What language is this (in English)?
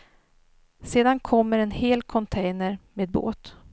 Swedish